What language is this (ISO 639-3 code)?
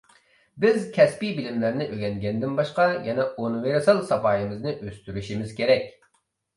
uig